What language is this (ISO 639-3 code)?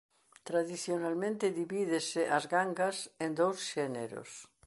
glg